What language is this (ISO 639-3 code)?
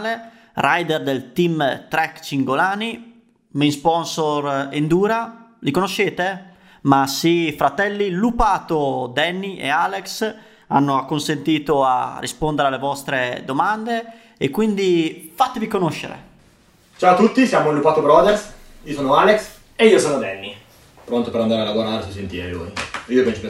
ita